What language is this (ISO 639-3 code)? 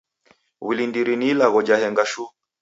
dav